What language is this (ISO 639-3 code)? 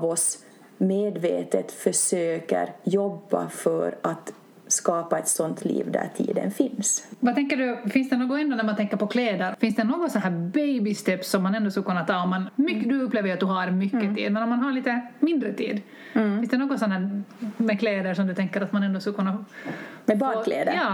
swe